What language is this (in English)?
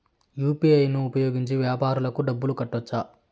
Telugu